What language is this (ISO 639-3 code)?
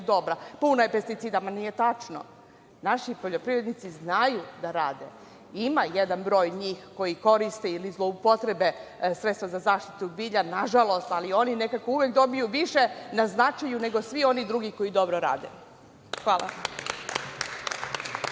srp